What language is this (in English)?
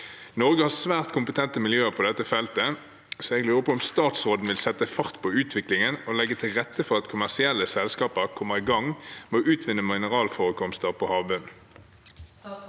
Norwegian